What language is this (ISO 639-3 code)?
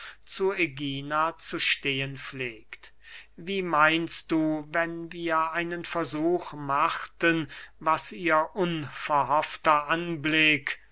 deu